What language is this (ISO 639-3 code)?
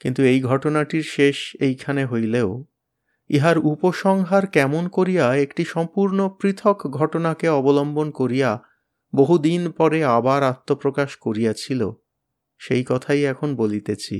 ben